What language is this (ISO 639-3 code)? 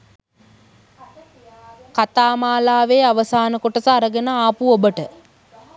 sin